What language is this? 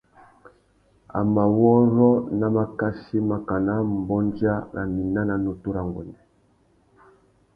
Tuki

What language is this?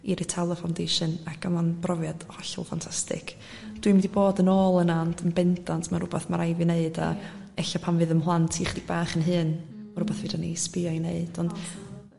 Welsh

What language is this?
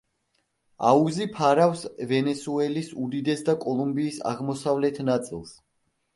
Georgian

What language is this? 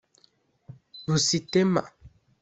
Kinyarwanda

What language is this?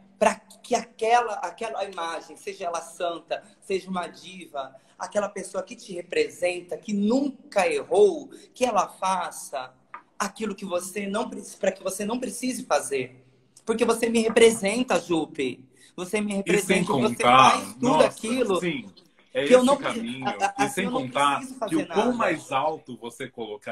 Portuguese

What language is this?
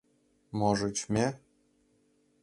Mari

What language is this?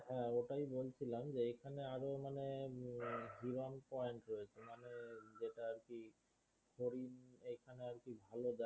Bangla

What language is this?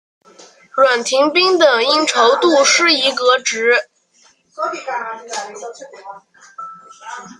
Chinese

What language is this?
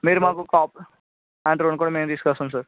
Telugu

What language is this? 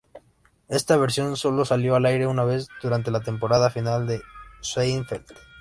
Spanish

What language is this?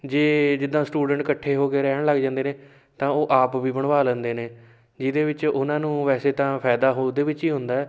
Punjabi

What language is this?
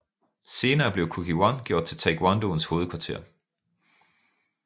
Danish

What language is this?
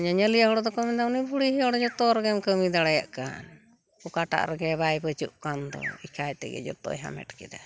Santali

